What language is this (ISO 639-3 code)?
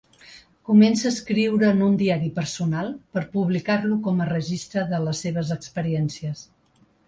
cat